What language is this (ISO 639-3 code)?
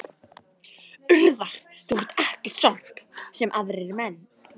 isl